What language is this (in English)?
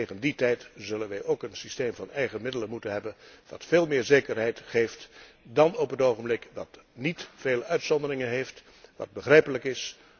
Dutch